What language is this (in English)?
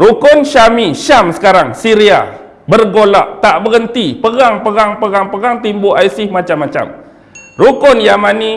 Malay